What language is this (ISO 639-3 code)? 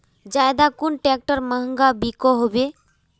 mag